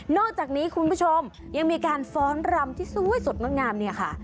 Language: Thai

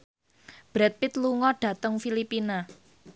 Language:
Javanese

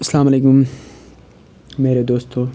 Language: Kashmiri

